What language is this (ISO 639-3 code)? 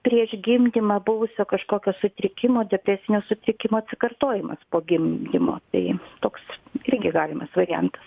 lit